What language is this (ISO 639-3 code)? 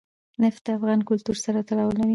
pus